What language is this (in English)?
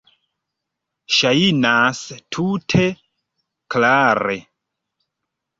Esperanto